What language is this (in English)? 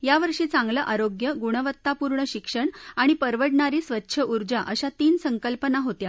Marathi